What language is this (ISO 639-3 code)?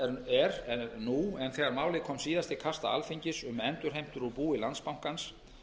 isl